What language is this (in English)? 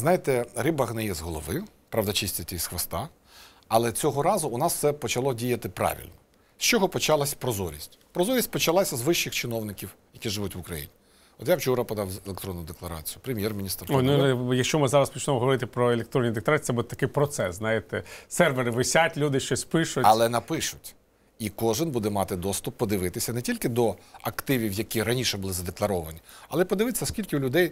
Ukrainian